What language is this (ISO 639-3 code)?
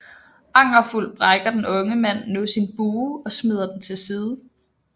dan